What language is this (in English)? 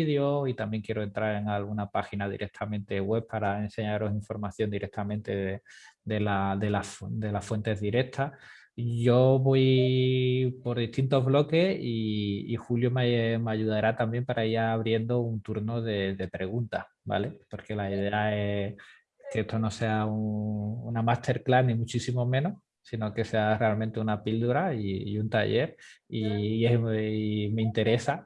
Spanish